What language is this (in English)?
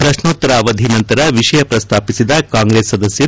Kannada